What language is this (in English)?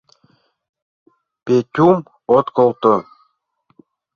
Mari